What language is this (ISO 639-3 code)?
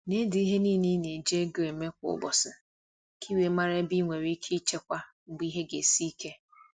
ibo